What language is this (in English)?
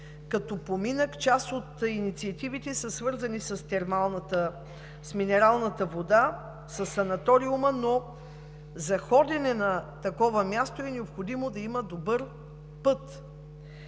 Bulgarian